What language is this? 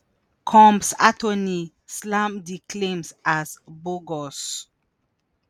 Nigerian Pidgin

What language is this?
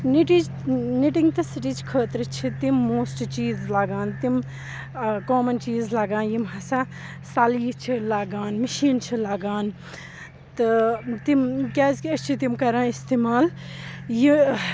Kashmiri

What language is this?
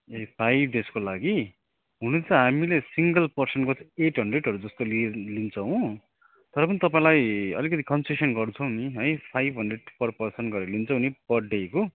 Nepali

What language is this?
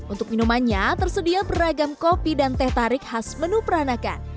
Indonesian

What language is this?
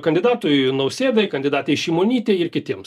Lithuanian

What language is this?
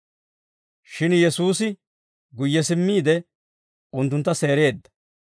Dawro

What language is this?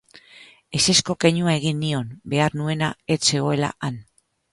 Basque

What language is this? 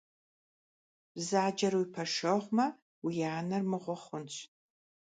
Kabardian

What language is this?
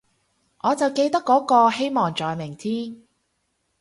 Cantonese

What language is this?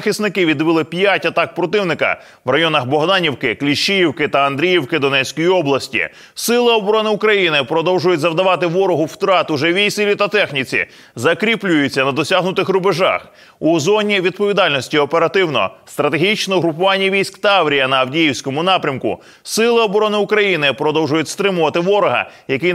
Ukrainian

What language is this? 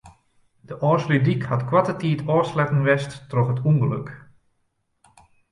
Western Frisian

